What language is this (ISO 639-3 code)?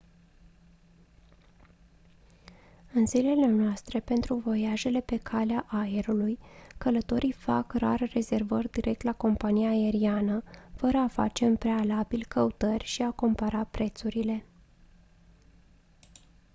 ron